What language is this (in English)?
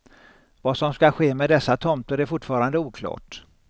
Swedish